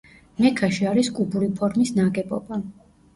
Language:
Georgian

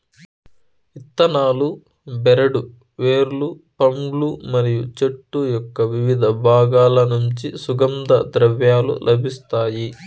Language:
Telugu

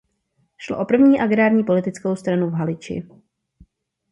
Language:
Czech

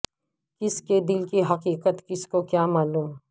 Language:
Urdu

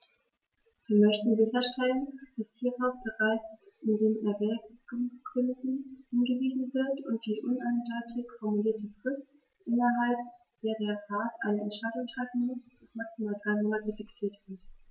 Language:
German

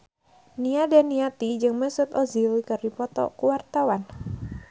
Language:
Sundanese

